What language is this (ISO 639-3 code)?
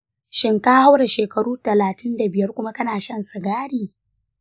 hau